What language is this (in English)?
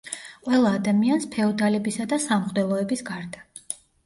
Georgian